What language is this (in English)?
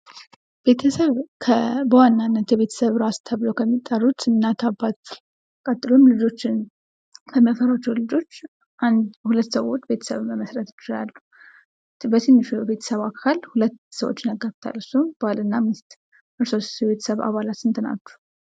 Amharic